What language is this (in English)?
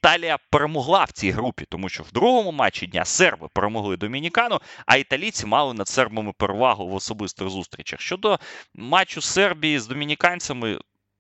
Ukrainian